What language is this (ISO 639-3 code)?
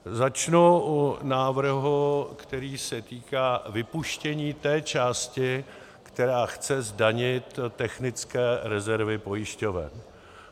ces